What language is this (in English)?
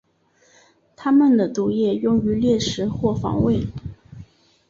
Chinese